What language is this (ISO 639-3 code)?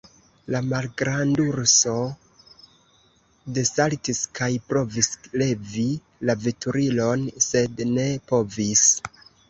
epo